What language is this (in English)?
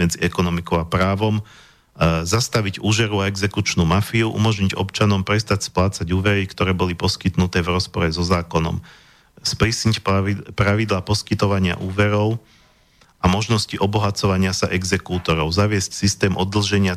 Slovak